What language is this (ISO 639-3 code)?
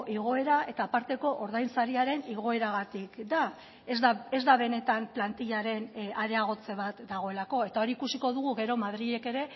eus